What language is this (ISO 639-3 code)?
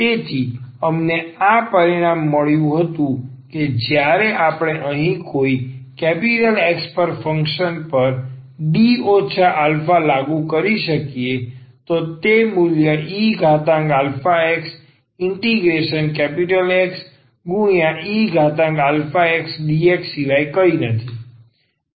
guj